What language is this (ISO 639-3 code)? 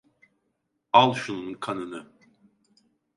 tur